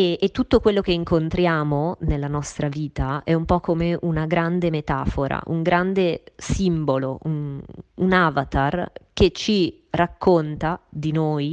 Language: Italian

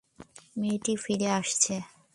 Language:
Bangla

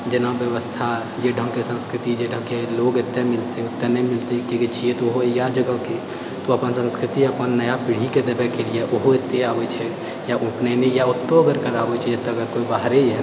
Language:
Maithili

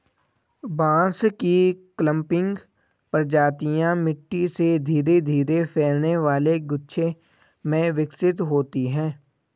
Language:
Hindi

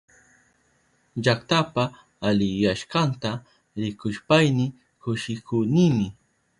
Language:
Southern Pastaza Quechua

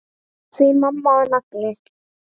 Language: Icelandic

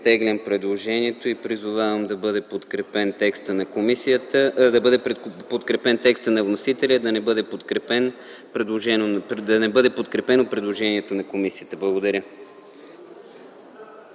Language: Bulgarian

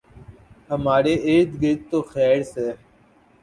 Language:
Urdu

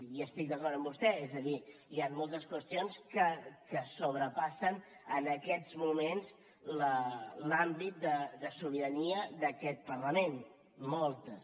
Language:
Catalan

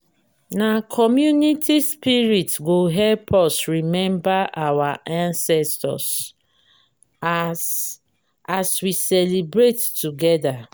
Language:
Nigerian Pidgin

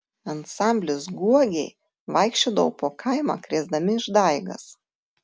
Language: Lithuanian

